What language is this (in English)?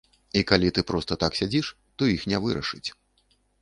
Belarusian